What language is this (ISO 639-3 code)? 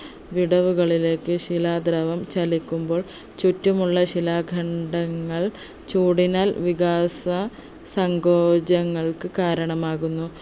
mal